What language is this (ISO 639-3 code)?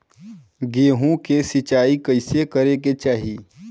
bho